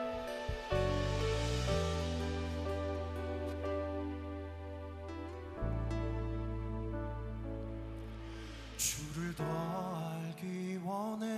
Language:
Korean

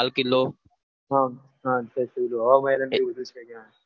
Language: Gujarati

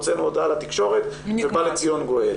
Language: Hebrew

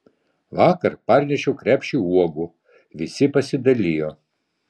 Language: Lithuanian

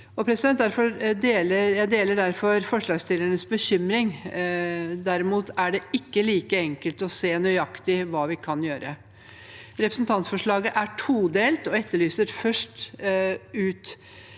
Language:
Norwegian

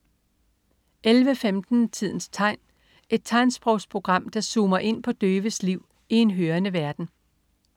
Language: Danish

